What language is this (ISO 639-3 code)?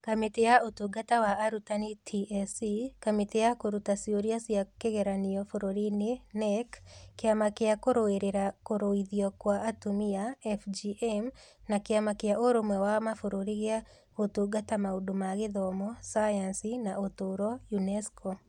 kik